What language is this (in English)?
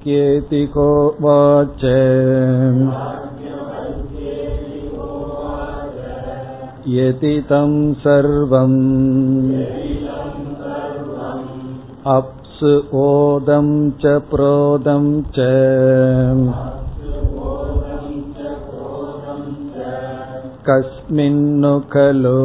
Tamil